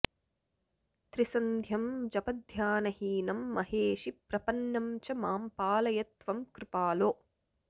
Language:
Sanskrit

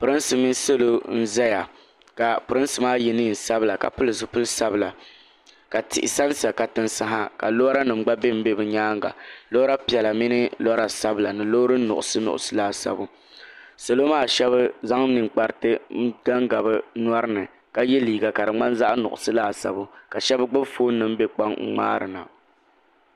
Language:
Dagbani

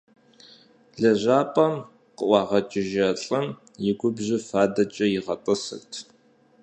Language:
Kabardian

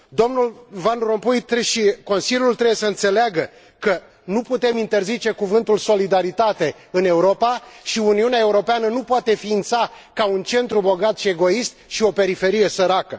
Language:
Romanian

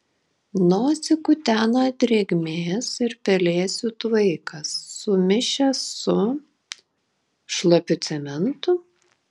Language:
Lithuanian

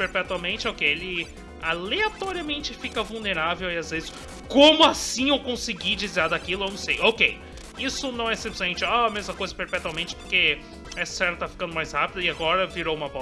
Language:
Portuguese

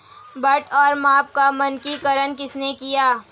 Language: Hindi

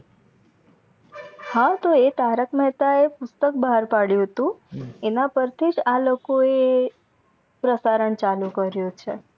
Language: Gujarati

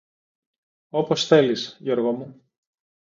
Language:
Greek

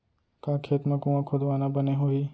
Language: Chhattisgarhi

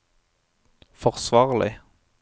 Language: Norwegian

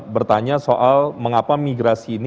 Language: Indonesian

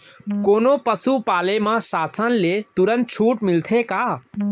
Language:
Chhattisgarhi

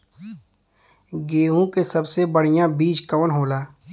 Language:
Bhojpuri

